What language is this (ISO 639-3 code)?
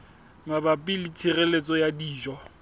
sot